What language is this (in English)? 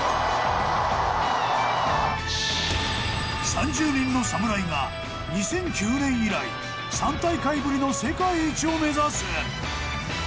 Japanese